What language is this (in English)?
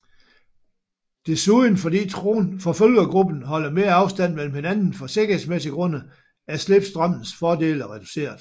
Danish